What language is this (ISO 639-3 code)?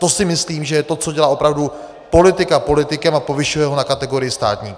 ces